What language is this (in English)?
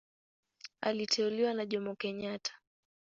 Swahili